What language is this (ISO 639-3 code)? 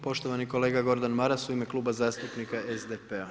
hrv